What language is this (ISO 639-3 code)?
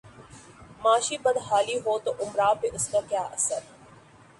urd